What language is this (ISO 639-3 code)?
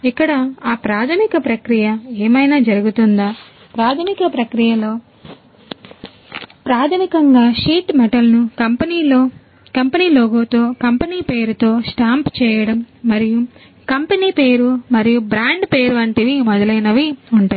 tel